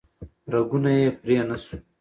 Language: Pashto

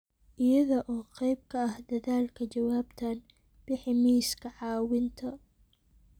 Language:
Somali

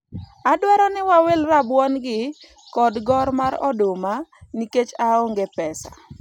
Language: Luo (Kenya and Tanzania)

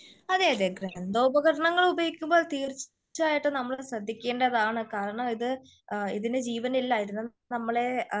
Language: Malayalam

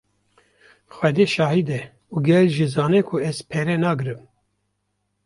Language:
Kurdish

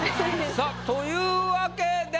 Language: Japanese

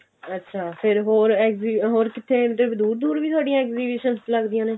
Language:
Punjabi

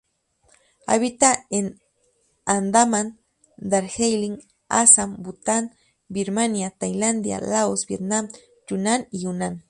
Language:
Spanish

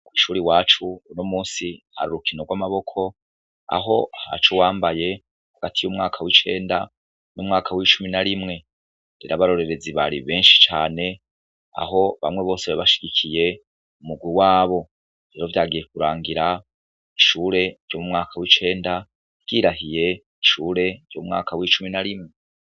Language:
Rundi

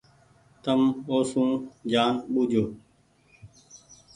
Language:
Goaria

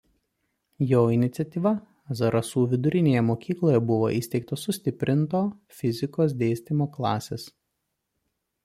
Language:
Lithuanian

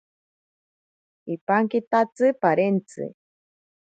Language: Ashéninka Perené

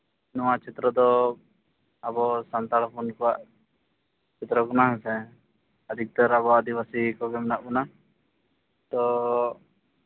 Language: Santali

